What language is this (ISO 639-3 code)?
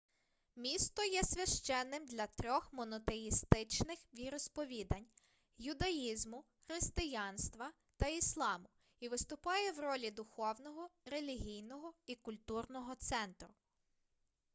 ukr